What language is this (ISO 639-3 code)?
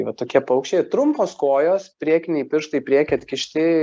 lit